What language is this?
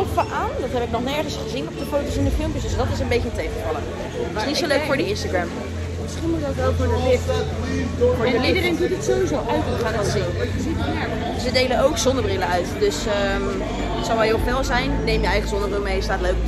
Dutch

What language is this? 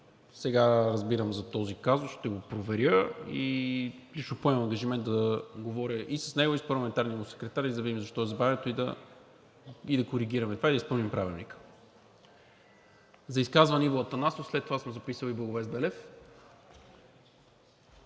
Bulgarian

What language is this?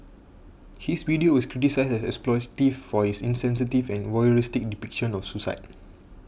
English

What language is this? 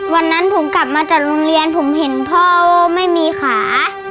Thai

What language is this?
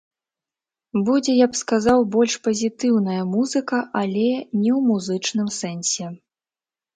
Belarusian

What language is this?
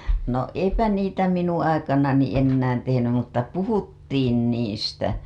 Finnish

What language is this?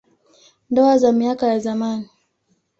Swahili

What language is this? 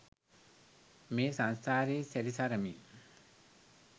Sinhala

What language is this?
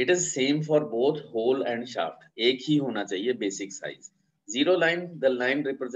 Hindi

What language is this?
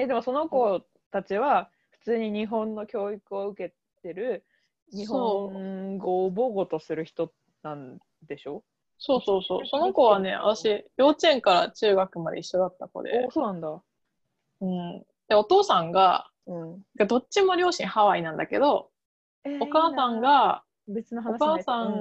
Japanese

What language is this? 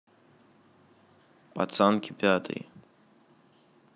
Russian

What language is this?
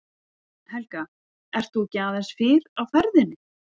Icelandic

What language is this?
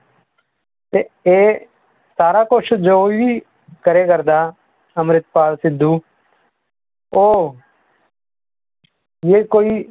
Punjabi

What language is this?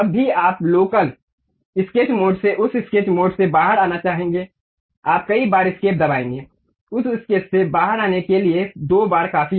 Hindi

